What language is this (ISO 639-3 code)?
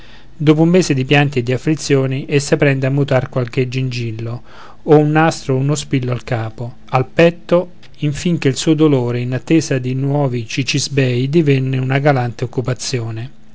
ita